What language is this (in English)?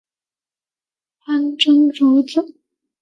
Chinese